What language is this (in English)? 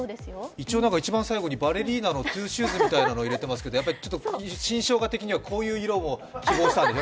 Japanese